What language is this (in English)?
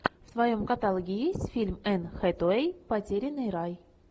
Russian